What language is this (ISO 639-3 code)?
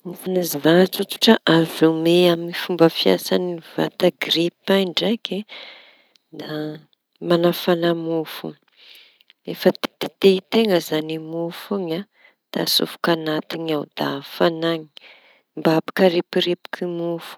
txy